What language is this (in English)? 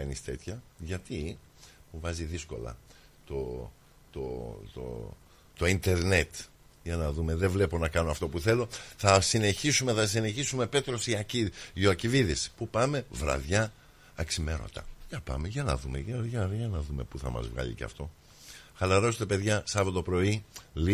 Greek